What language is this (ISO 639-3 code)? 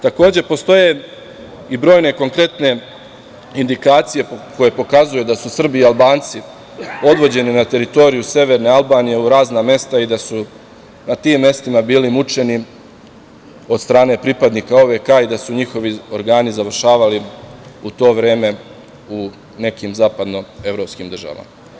srp